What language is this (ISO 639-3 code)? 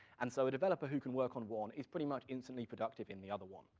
eng